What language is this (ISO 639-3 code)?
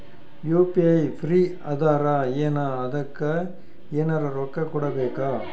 kan